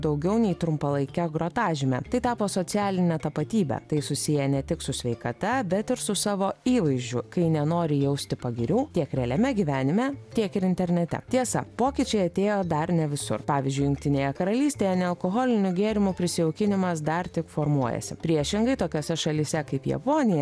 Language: Lithuanian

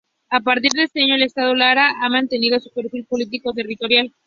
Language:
Spanish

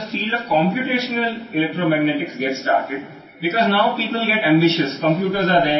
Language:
Telugu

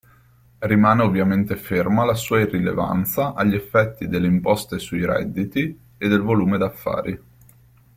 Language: Italian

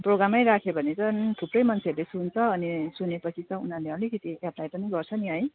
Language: Nepali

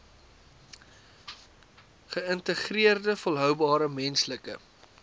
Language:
Afrikaans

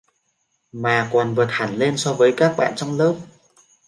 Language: Vietnamese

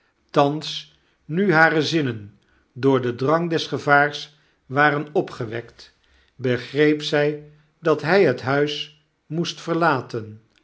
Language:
Dutch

